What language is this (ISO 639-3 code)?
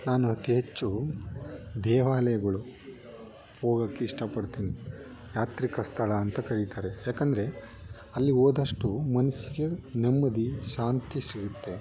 kan